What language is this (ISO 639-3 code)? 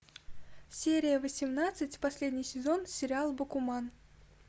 rus